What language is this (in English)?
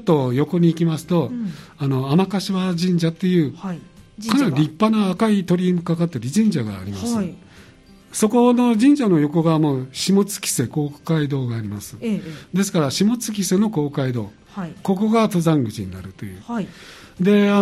Japanese